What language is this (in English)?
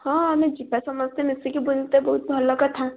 Odia